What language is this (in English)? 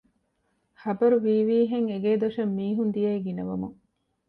Divehi